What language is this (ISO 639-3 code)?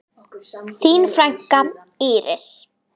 isl